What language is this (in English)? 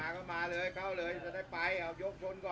Thai